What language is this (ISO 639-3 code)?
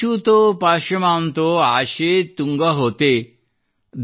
kan